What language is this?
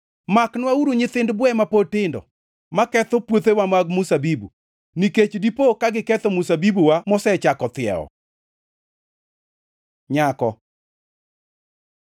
Luo (Kenya and Tanzania)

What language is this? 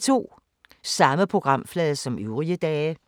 Danish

